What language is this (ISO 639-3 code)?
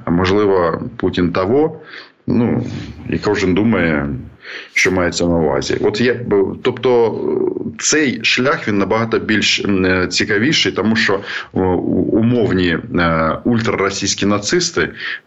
ukr